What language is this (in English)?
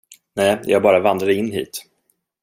Swedish